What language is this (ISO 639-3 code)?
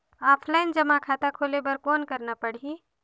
hne